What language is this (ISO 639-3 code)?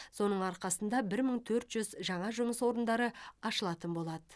kaz